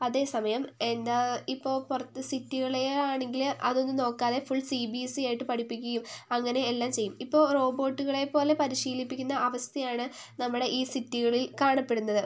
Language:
Malayalam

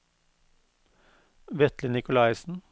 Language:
Norwegian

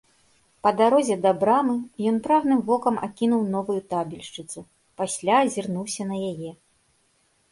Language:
Belarusian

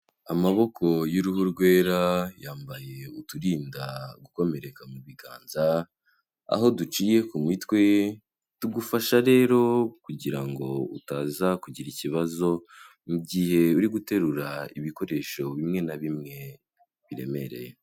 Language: Kinyarwanda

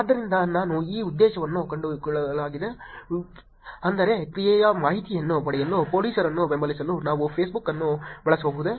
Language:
Kannada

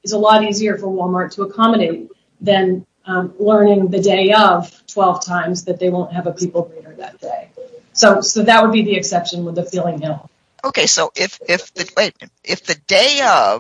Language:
English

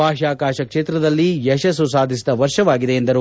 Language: Kannada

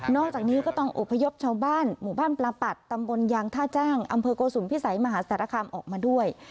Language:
Thai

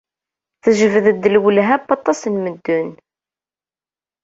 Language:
Kabyle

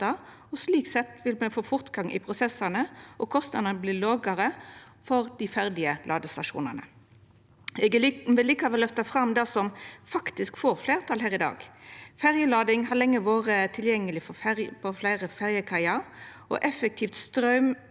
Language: Norwegian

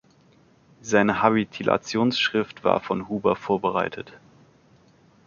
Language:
German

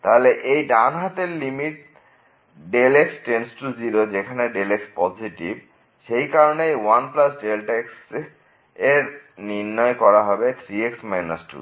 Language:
Bangla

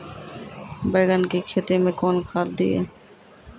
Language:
Maithili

